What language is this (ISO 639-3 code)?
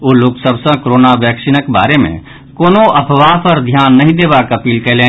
mai